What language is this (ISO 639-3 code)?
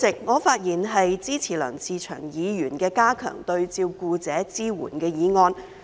yue